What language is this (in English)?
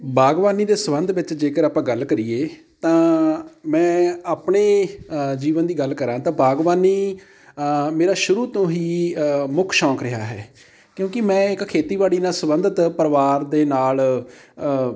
Punjabi